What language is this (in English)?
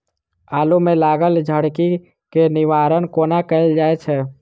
Maithili